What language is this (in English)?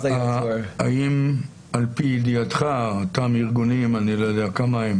Hebrew